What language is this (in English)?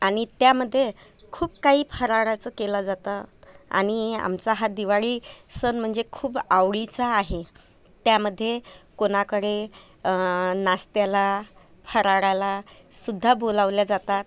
Marathi